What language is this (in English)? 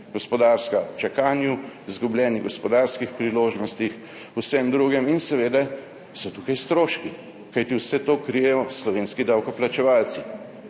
Slovenian